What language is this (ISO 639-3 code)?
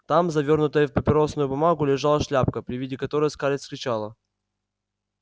rus